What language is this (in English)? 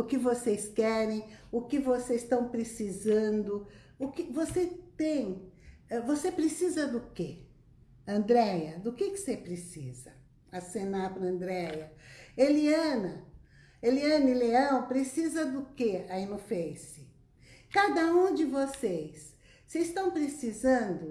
Portuguese